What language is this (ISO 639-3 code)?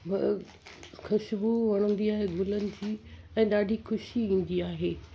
snd